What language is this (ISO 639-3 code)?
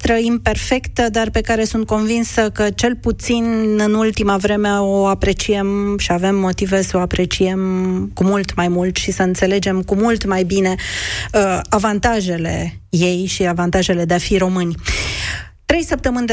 ron